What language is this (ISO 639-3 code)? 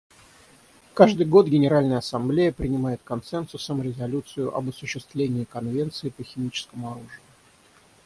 rus